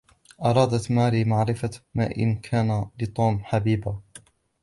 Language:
Arabic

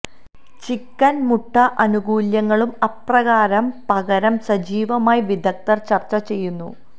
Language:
Malayalam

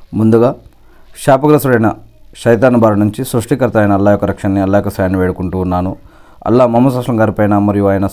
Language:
Telugu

